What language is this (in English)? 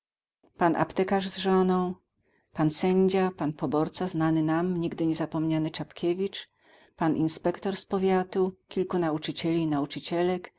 Polish